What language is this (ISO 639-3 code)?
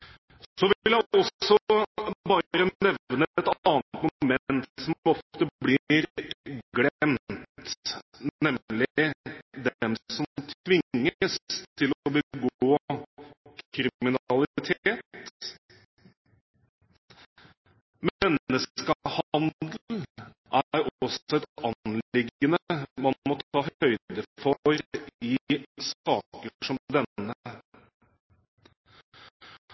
nob